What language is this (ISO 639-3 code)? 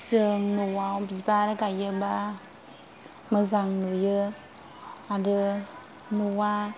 brx